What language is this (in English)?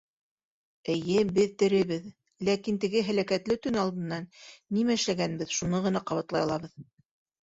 Bashkir